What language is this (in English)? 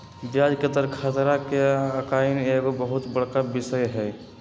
Magahi